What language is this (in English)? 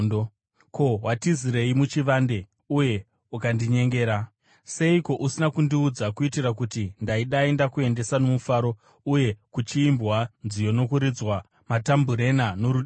Shona